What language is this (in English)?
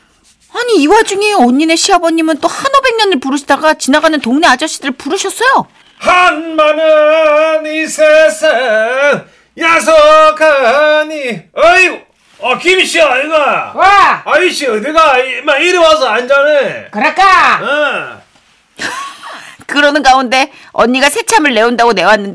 Korean